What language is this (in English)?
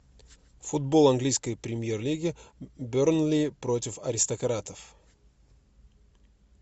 Russian